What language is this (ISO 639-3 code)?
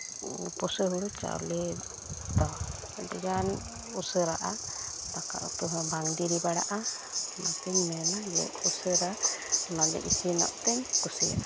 sat